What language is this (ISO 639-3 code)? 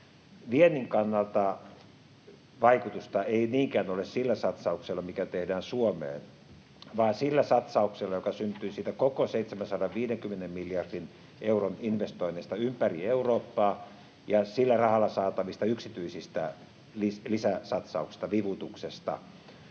fin